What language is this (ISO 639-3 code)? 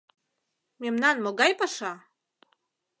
chm